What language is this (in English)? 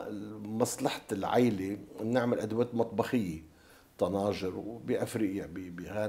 Arabic